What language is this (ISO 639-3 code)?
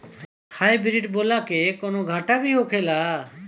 bho